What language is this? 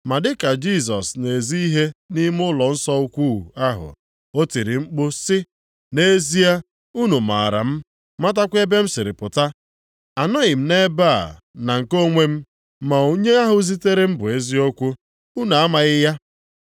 Igbo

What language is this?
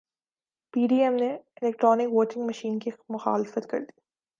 Urdu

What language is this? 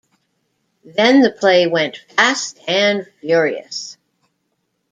English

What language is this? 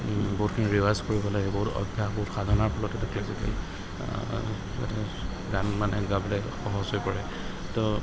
Assamese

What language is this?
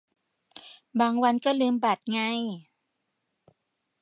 Thai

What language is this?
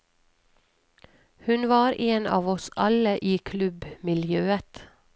Norwegian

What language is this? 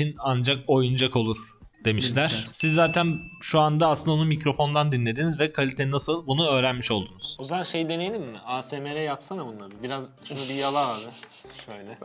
Turkish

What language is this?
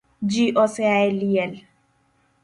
Luo (Kenya and Tanzania)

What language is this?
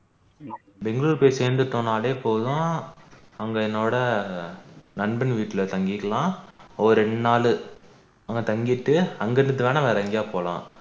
Tamil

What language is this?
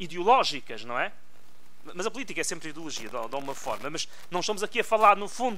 Portuguese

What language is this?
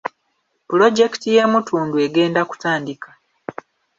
Ganda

